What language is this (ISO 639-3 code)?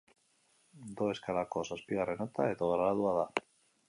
eus